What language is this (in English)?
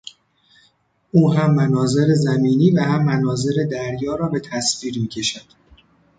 Persian